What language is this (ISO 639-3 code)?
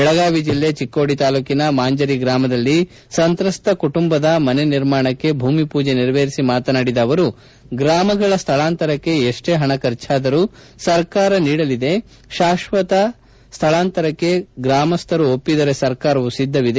kan